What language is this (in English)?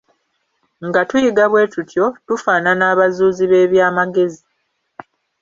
Ganda